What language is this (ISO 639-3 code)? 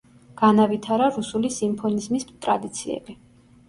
kat